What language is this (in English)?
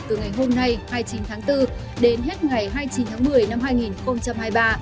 Vietnamese